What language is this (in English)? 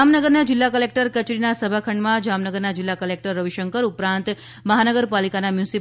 Gujarati